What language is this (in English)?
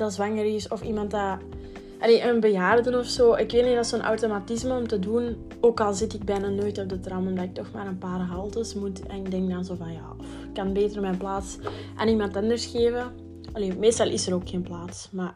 Dutch